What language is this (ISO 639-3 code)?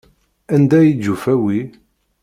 kab